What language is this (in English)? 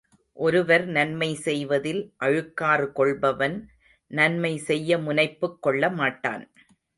Tamil